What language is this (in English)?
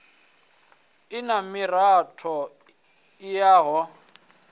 Venda